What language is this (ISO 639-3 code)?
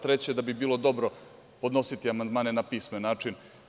srp